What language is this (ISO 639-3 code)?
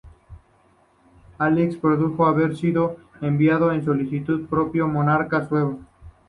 spa